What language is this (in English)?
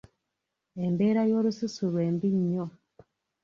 Ganda